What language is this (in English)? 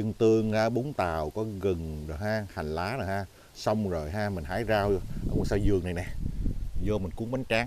Vietnamese